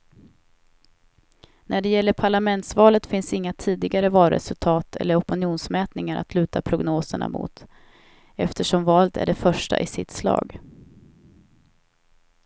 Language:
Swedish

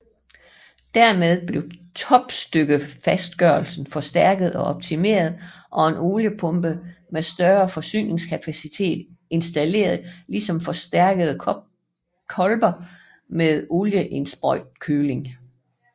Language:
Danish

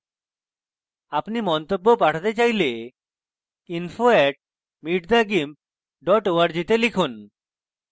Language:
Bangla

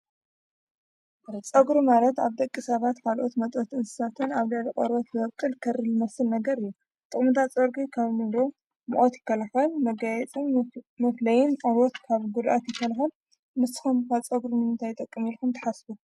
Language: Tigrinya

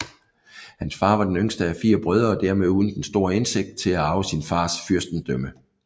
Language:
Danish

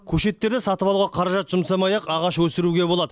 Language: Kazakh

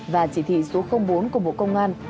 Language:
Vietnamese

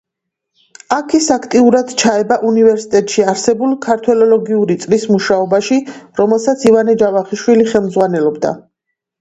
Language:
Georgian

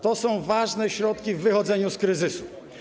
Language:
Polish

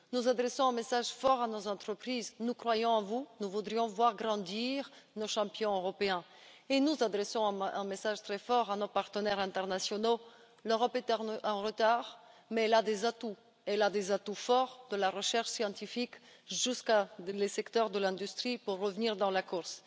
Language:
French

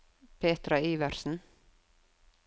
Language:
Norwegian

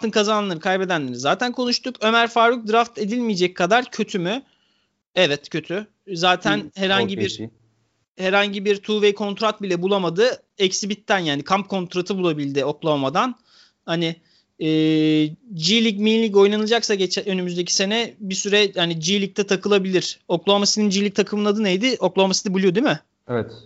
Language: Turkish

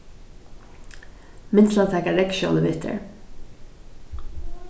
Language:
Faroese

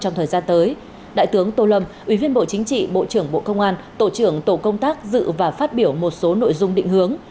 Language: Vietnamese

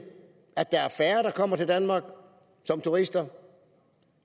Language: Danish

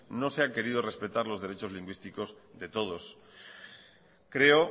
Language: Spanish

